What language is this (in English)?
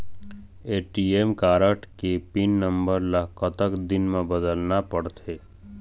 Chhattisgarhi